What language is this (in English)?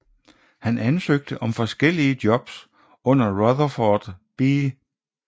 Danish